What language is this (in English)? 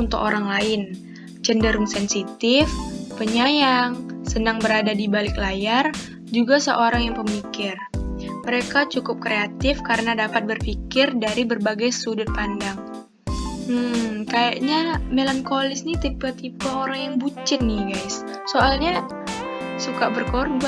Indonesian